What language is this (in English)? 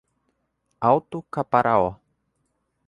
Portuguese